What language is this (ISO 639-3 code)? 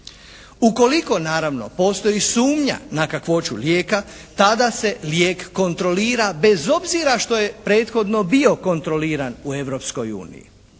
hrv